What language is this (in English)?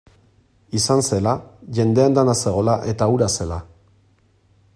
Basque